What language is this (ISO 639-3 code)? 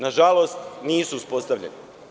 srp